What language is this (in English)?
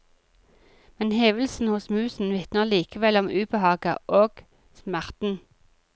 Norwegian